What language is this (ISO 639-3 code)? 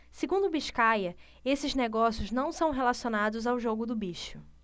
por